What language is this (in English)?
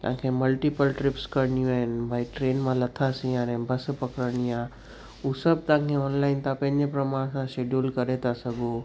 Sindhi